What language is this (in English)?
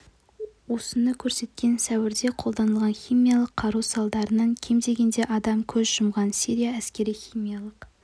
Kazakh